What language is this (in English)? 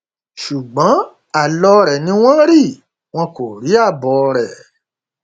Yoruba